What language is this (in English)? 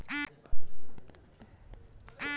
Bhojpuri